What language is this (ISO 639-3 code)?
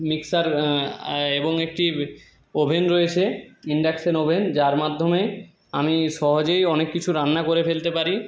ben